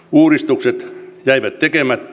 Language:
Finnish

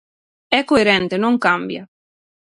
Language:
Galician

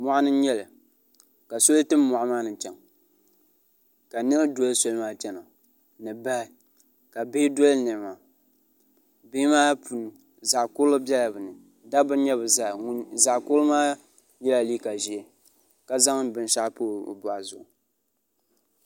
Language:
Dagbani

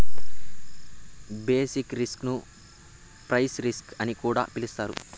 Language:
Telugu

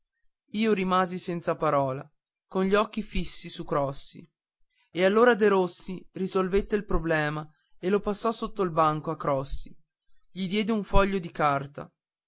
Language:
Italian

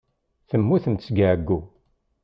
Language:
Kabyle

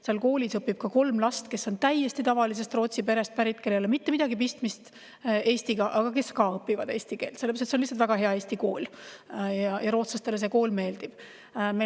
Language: Estonian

